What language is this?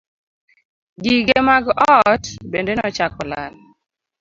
Luo (Kenya and Tanzania)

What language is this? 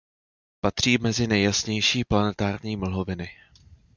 Czech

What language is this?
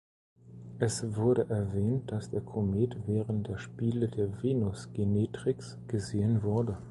German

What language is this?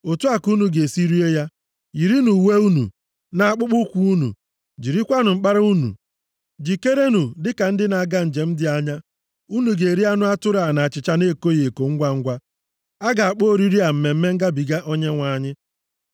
Igbo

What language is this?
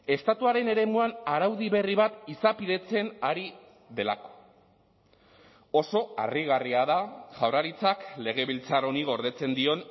Basque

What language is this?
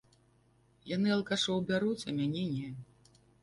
Belarusian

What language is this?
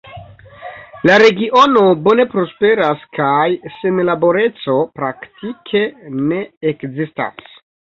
Esperanto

